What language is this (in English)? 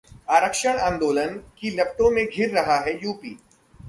Hindi